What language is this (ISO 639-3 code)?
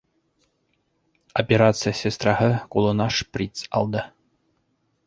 bak